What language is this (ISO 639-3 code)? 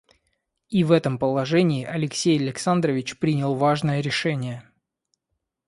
rus